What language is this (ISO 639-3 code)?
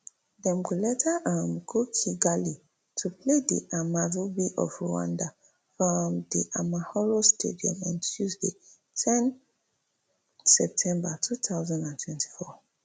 pcm